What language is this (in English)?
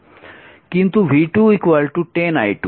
Bangla